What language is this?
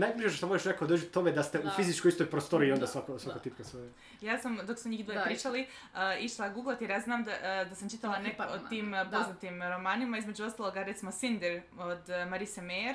Croatian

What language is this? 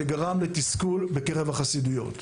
Hebrew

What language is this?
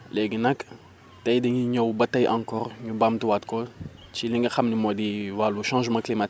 Wolof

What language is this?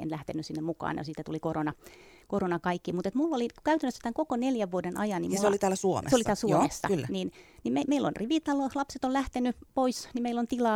Finnish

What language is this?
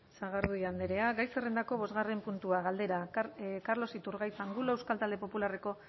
Basque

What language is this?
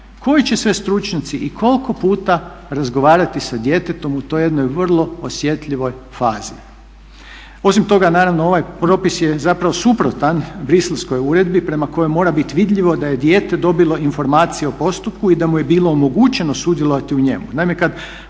Croatian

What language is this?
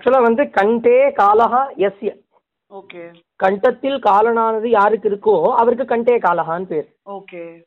Tamil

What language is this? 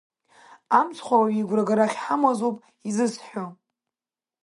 Abkhazian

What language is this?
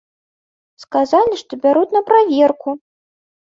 Belarusian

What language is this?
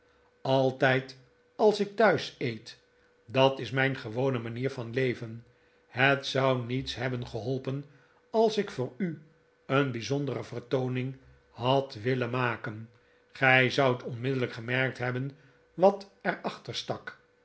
Dutch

